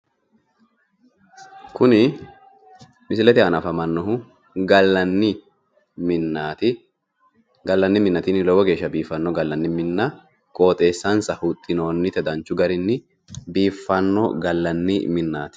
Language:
Sidamo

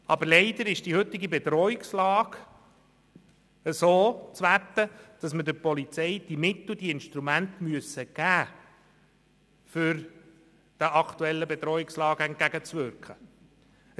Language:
Swiss German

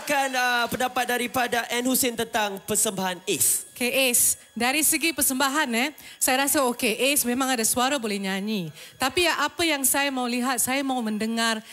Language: Malay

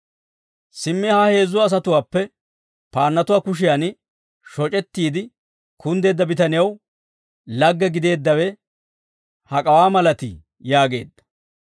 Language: Dawro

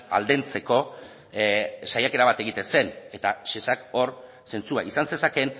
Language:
Basque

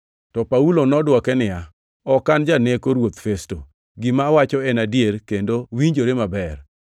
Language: Luo (Kenya and Tanzania)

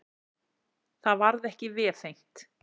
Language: Icelandic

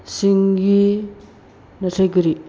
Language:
Bodo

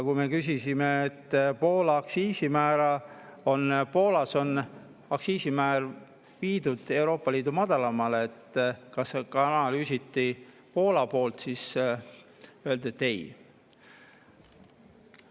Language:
Estonian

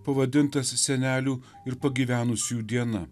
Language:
Lithuanian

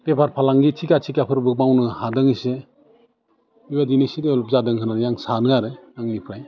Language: Bodo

